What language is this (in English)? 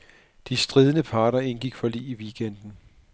Danish